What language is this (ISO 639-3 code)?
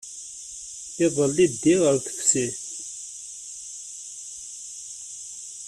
kab